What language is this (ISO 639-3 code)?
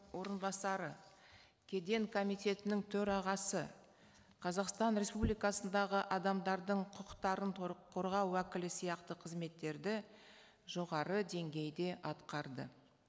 kaz